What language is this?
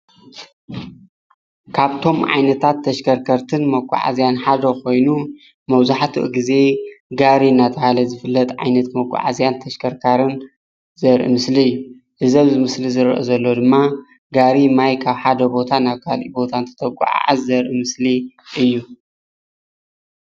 Tigrinya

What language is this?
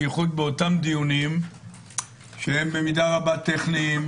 Hebrew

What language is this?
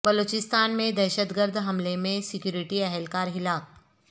Urdu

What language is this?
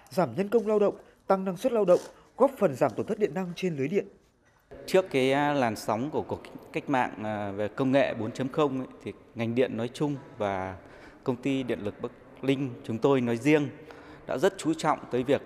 Vietnamese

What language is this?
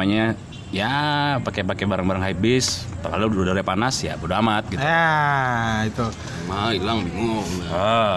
Indonesian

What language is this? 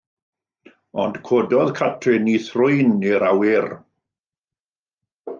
Welsh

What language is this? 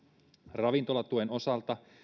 Finnish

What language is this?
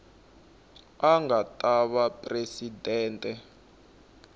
Tsonga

